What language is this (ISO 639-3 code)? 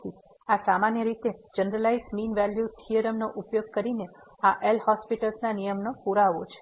guj